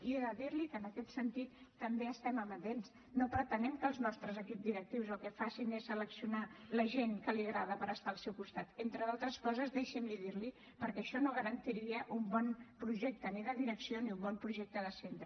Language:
Catalan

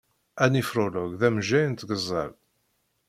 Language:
Kabyle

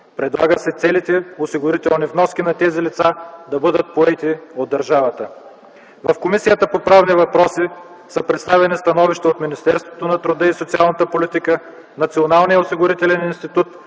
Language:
Bulgarian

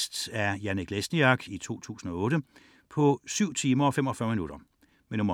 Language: Danish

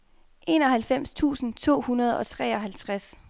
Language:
Danish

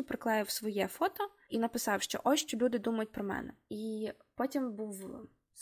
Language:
Ukrainian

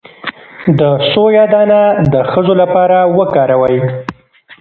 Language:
Pashto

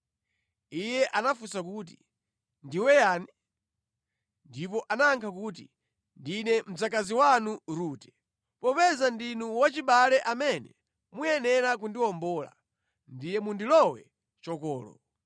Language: Nyanja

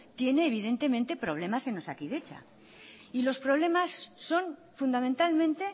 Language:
Spanish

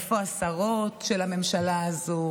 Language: Hebrew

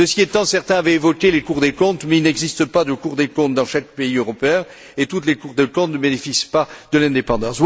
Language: French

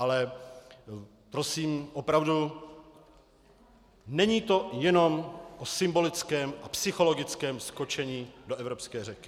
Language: Czech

